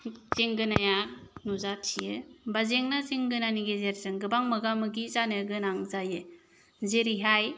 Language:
Bodo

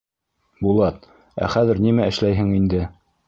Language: Bashkir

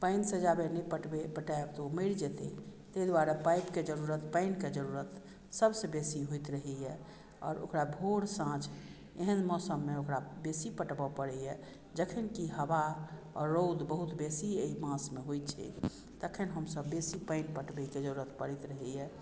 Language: Maithili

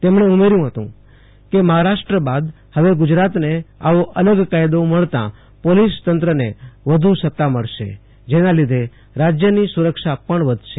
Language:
Gujarati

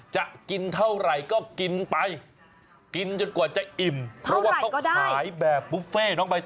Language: Thai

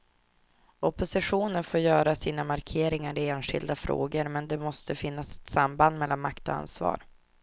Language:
Swedish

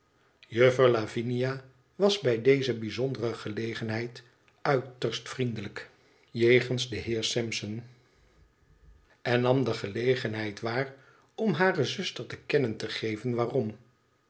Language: Dutch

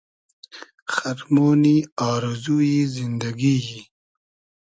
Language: Hazaragi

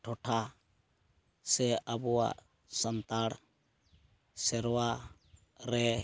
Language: Santali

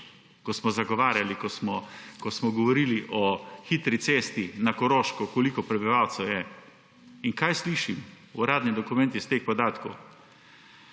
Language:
Slovenian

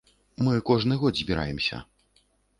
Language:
Belarusian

